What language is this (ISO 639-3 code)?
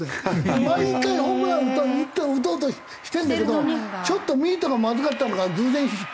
jpn